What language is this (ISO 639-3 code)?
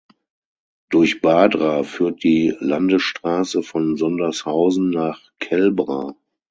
deu